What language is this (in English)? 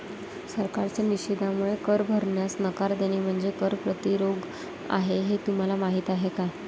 Marathi